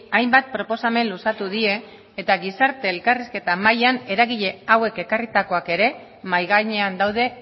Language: Basque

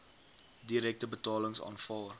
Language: Afrikaans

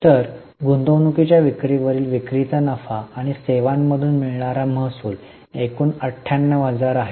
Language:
Marathi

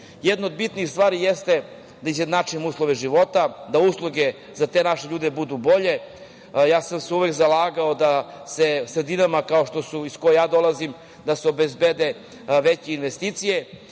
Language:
Serbian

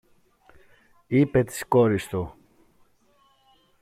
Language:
Greek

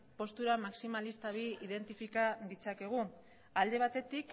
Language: Basque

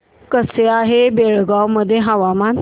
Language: Marathi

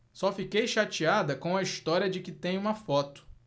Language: Portuguese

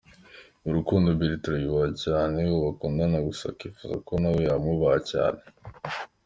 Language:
Kinyarwanda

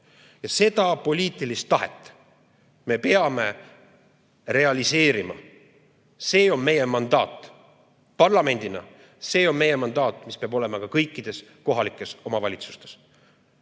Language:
Estonian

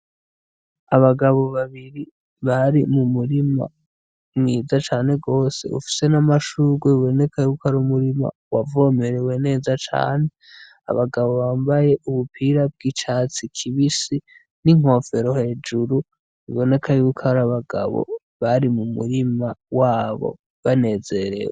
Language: Rundi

